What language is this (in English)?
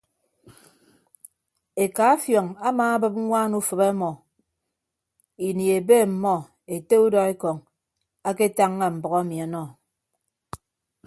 Ibibio